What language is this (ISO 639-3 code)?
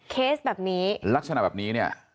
tha